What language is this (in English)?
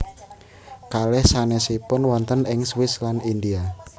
Javanese